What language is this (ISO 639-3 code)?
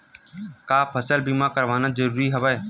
hne